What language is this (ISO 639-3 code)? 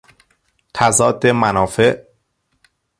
fas